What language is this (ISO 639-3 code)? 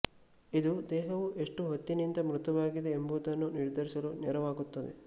kan